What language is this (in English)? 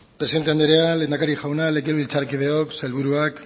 Basque